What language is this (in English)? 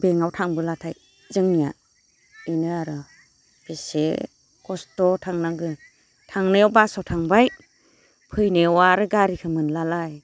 Bodo